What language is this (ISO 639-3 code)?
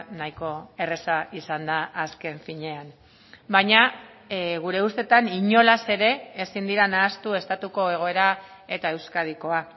eus